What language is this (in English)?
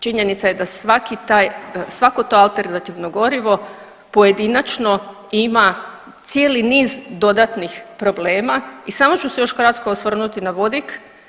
Croatian